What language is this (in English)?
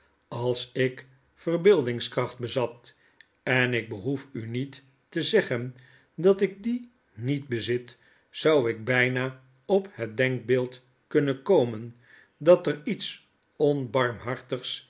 Dutch